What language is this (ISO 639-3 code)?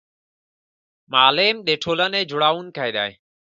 pus